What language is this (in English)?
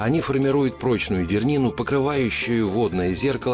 Russian